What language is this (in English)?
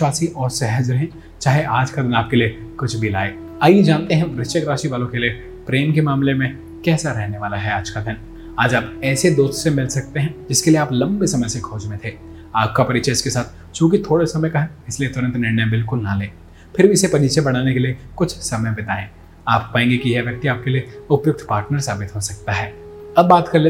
Hindi